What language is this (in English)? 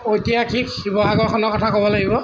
Assamese